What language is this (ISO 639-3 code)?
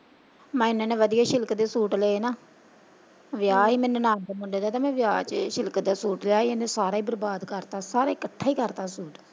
pan